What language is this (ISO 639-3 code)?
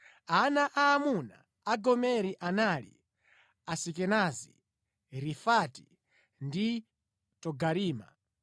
nya